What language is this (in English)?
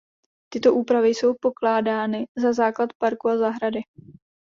Czech